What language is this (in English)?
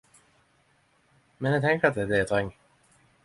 Norwegian Nynorsk